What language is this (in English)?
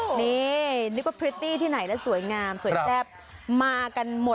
Thai